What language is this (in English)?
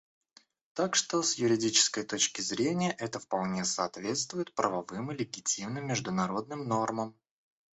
Russian